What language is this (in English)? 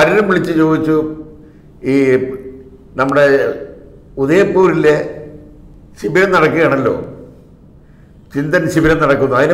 Turkish